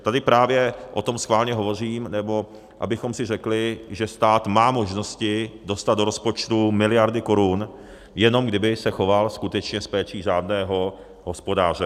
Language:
Czech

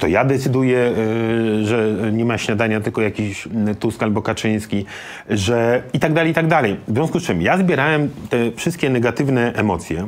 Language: Polish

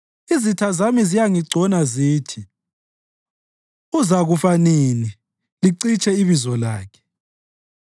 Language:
North Ndebele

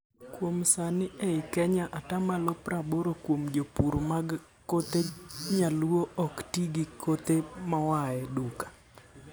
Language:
Luo (Kenya and Tanzania)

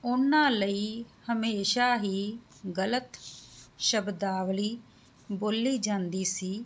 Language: Punjabi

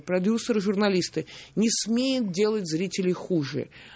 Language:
Russian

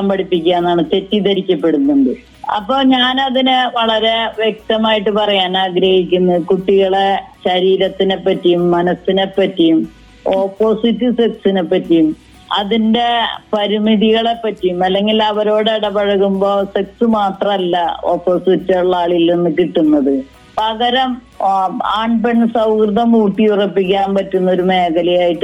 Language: Malayalam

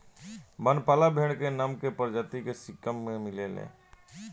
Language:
Bhojpuri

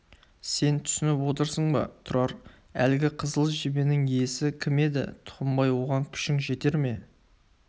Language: Kazakh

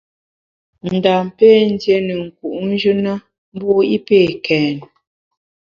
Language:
Bamun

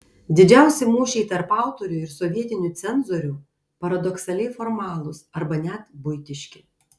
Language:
Lithuanian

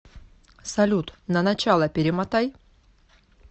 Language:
Russian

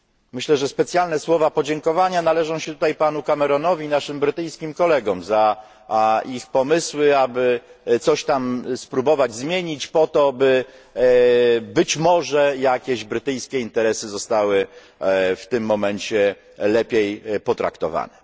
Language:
Polish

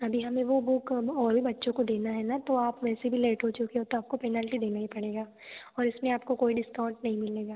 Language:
Hindi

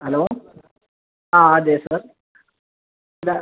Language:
Malayalam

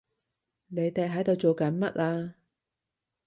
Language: Cantonese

